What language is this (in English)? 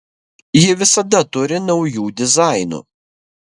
Lithuanian